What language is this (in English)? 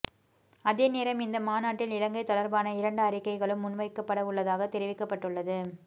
Tamil